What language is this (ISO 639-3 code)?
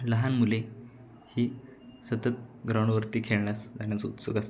mar